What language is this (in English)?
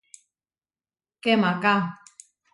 Huarijio